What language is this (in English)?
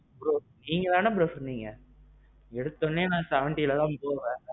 Tamil